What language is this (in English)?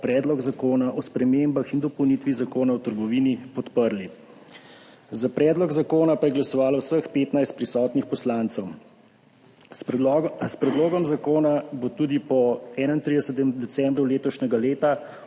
Slovenian